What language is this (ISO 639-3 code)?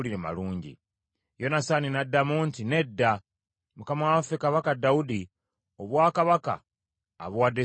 lug